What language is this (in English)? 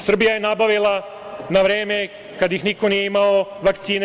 Serbian